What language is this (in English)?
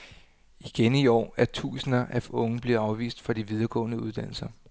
Danish